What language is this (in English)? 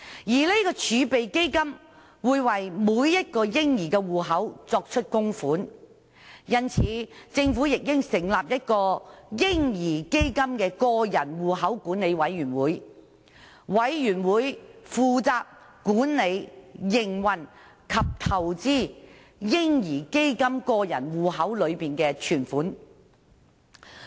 Cantonese